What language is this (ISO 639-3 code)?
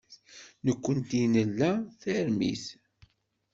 kab